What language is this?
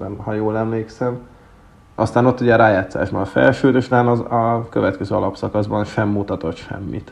Hungarian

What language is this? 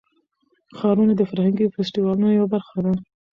Pashto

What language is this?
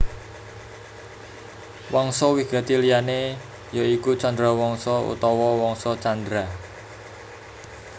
Javanese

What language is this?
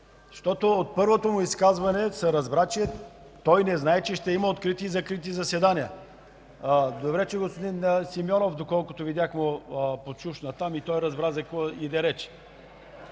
Bulgarian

